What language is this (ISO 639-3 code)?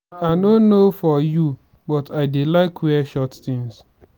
pcm